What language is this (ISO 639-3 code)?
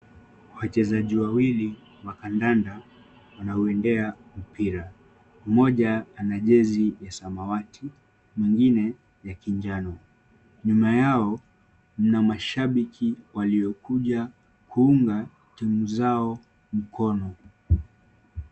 swa